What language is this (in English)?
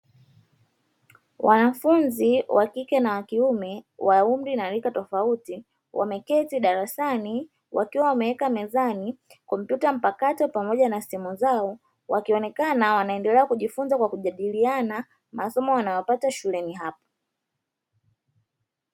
Swahili